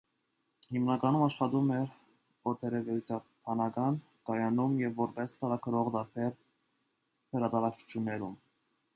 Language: Armenian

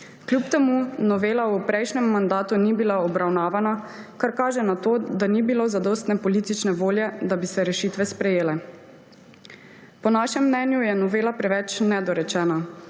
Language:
Slovenian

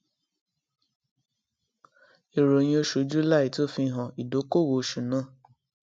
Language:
Yoruba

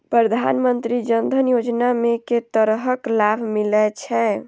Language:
Maithili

